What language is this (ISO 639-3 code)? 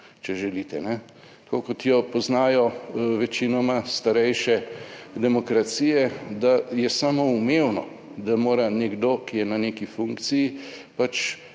slv